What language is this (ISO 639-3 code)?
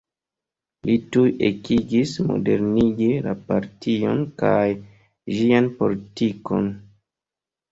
epo